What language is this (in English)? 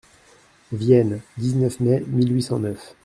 French